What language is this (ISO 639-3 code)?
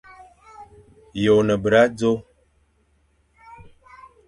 fan